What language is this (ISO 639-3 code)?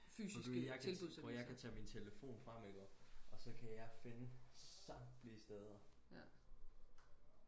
dan